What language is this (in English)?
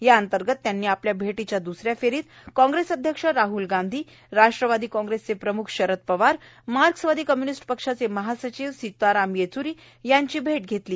Marathi